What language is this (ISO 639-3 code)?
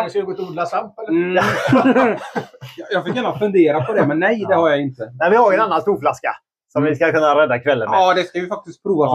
swe